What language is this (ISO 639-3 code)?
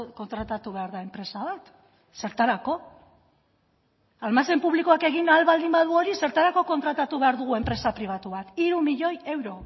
eus